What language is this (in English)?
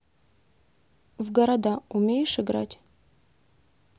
Russian